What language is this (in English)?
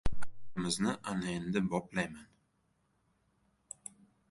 Uzbek